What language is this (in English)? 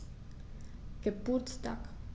German